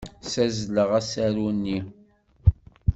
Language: Kabyle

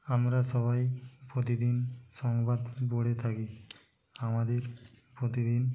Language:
Bangla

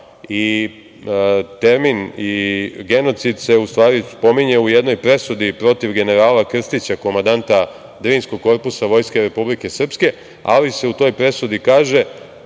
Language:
Serbian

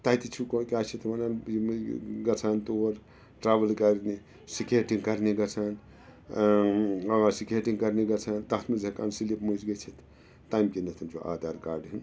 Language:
Kashmiri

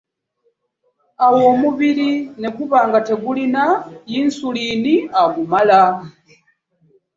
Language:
Ganda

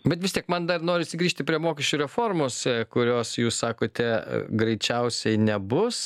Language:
Lithuanian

